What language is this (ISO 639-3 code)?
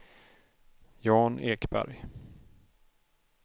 swe